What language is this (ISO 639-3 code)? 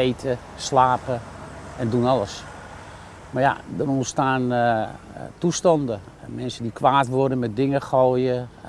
nld